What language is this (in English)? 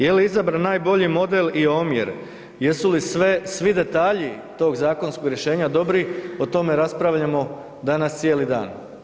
Croatian